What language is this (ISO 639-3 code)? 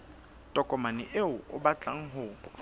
sot